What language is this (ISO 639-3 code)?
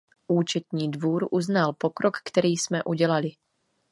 ces